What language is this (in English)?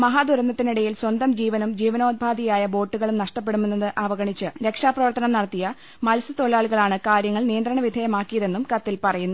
Malayalam